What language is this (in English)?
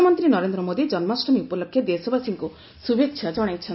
Odia